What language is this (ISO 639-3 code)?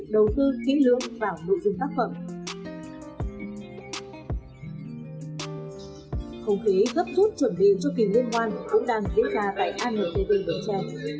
vie